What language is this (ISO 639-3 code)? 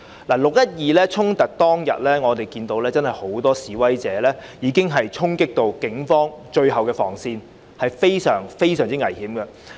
yue